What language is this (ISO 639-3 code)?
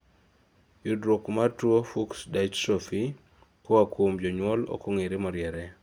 luo